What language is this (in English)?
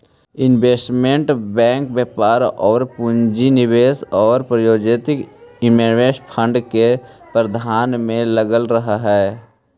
Magahi